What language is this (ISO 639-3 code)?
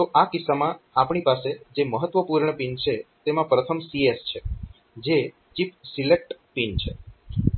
guj